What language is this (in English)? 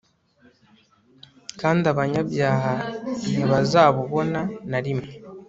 Kinyarwanda